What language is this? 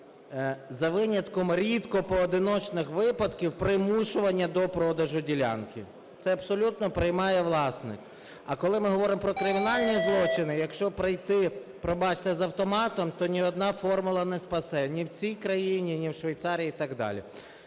Ukrainian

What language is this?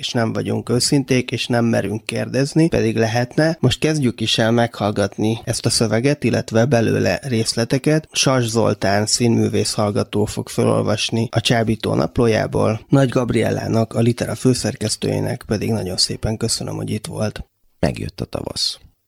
Hungarian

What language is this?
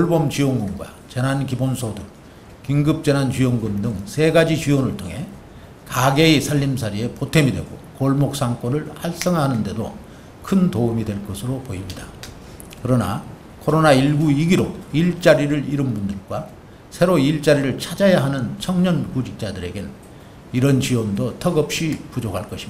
Korean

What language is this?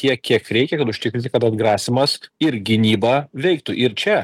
Lithuanian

